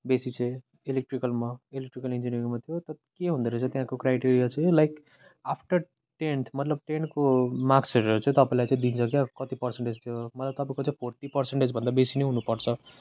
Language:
Nepali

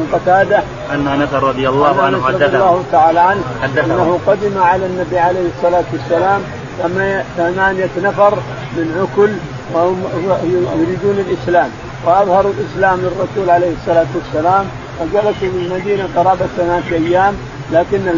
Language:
Arabic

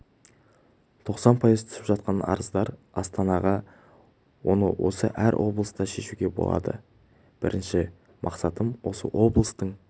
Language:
Kazakh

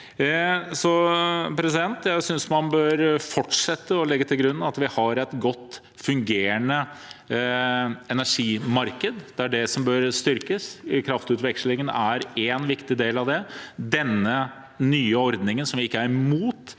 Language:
Norwegian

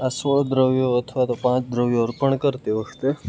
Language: Gujarati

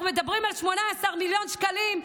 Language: Hebrew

